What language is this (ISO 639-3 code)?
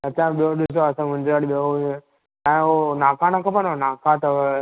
snd